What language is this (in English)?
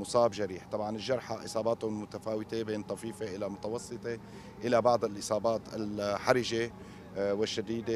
Arabic